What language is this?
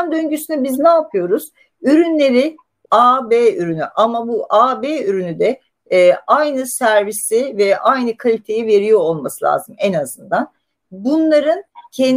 Turkish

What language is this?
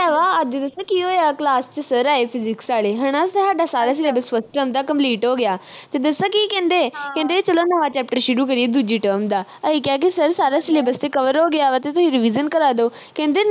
Punjabi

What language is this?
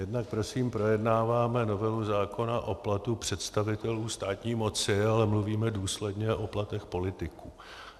Czech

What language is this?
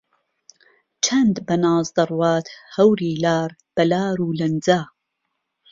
Central Kurdish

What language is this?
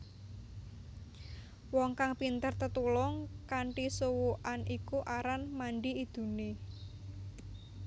Javanese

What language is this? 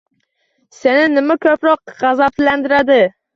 Uzbek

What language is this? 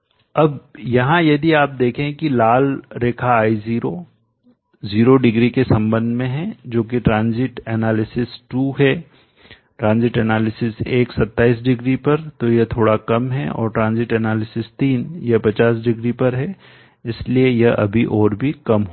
Hindi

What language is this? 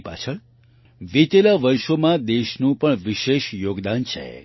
Gujarati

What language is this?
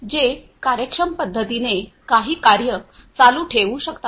Marathi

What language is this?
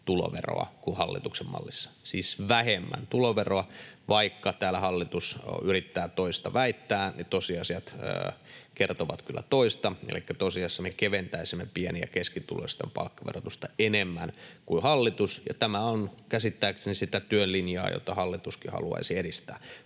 Finnish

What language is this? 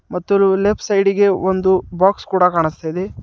Kannada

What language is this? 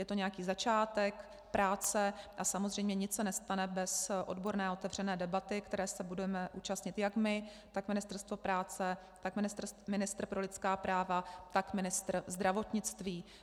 Czech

